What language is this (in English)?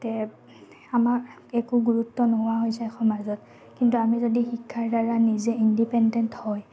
Assamese